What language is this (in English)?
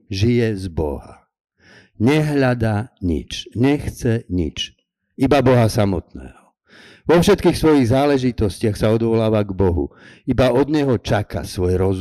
Slovak